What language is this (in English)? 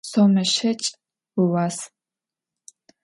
Adyghe